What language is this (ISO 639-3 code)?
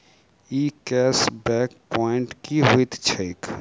mai